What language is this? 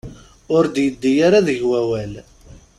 Kabyle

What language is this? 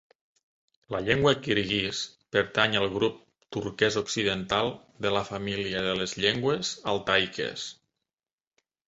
Catalan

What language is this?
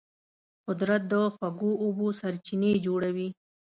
Pashto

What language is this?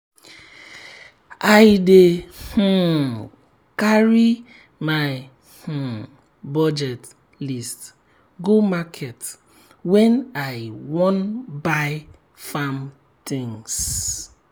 Nigerian Pidgin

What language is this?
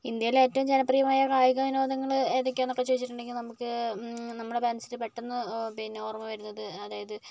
Malayalam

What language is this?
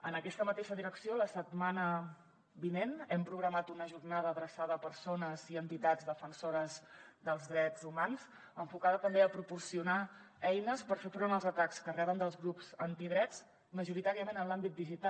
Catalan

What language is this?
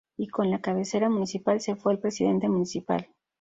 Spanish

